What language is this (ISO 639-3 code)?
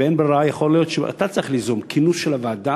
heb